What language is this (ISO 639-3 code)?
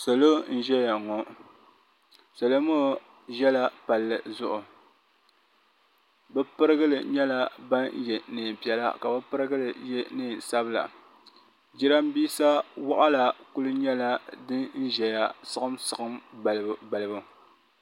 dag